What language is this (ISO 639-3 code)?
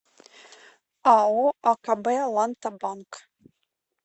rus